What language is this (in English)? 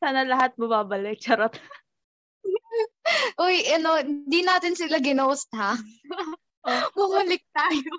Filipino